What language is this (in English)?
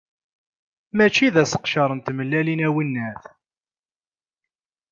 Kabyle